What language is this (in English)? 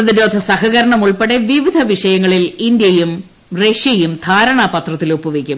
Malayalam